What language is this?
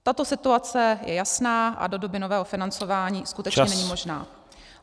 Czech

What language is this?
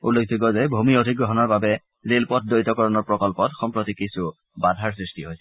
Assamese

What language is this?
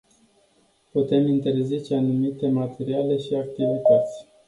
Romanian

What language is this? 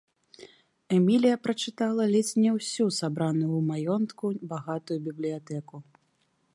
Belarusian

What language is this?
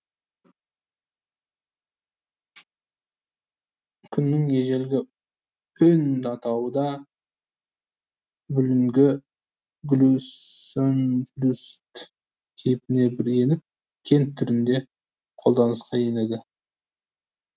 Kazakh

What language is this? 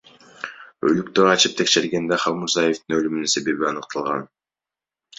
Kyrgyz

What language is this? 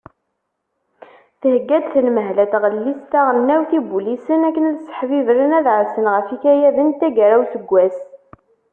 Kabyle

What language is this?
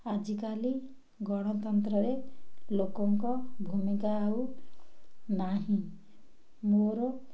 Odia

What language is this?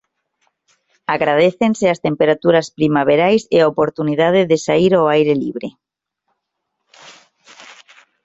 Galician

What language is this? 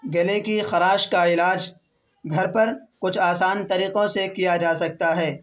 Urdu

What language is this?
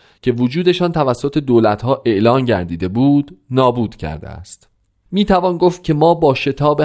Persian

